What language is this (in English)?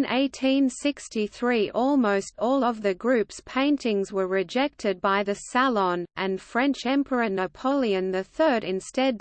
English